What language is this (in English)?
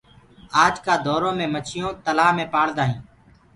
Gurgula